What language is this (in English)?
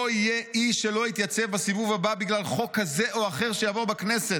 Hebrew